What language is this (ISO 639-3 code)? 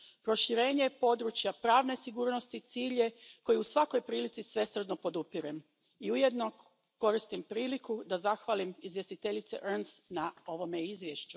hrv